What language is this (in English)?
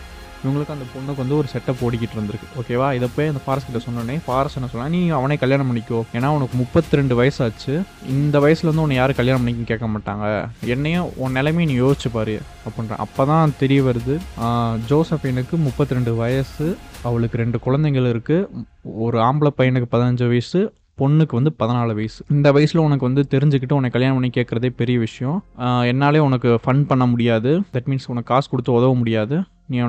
Tamil